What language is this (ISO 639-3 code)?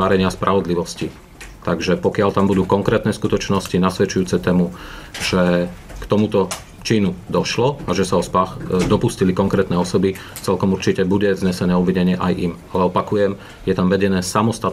slk